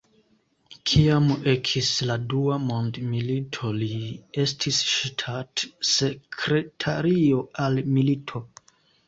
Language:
Esperanto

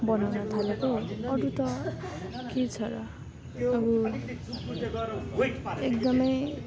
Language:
Nepali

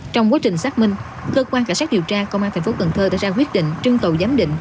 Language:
Vietnamese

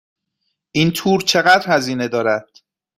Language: Persian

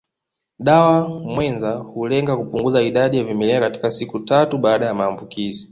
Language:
Swahili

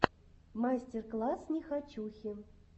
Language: Russian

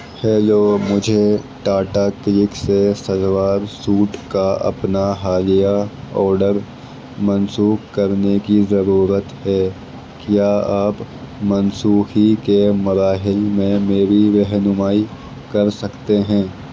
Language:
Urdu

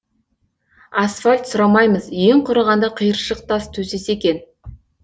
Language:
Kazakh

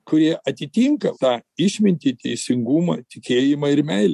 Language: Lithuanian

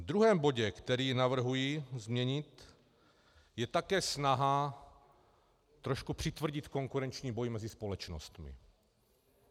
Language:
Czech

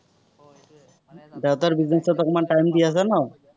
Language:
Assamese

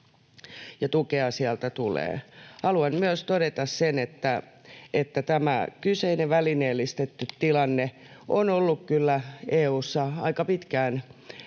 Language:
Finnish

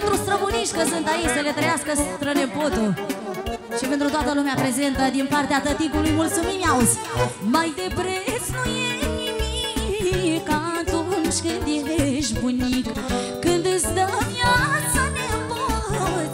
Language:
Romanian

